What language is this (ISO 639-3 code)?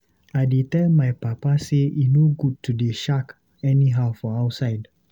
pcm